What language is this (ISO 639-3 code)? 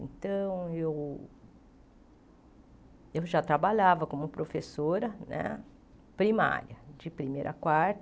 por